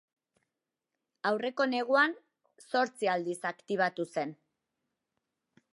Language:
Basque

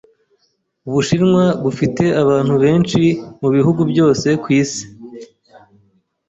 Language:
Kinyarwanda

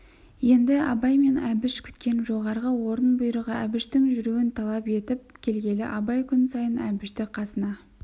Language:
Kazakh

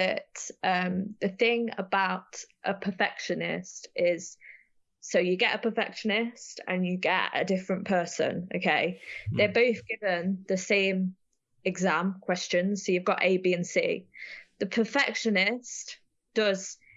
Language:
English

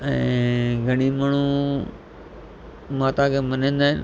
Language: Sindhi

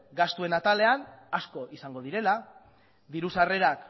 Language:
Basque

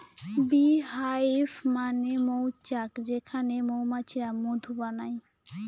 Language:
Bangla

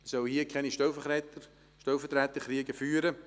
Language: Swiss German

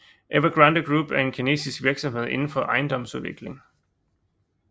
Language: Danish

